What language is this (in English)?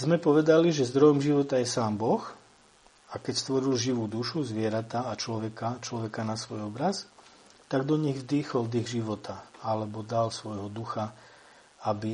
Slovak